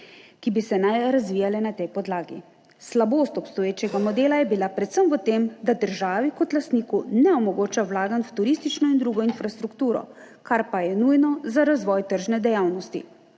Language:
Slovenian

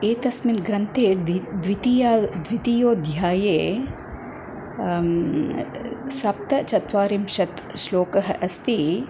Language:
Sanskrit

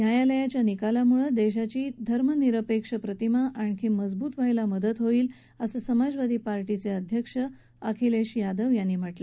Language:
Marathi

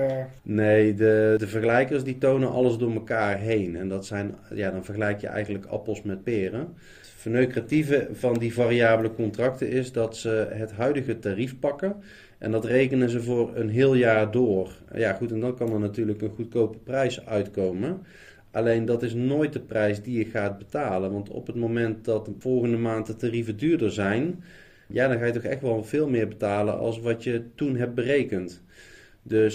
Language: Dutch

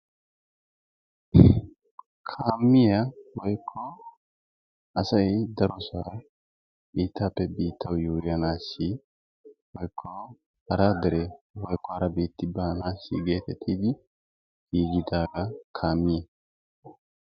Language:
Wolaytta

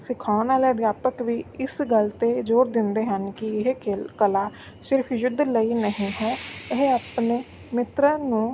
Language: Punjabi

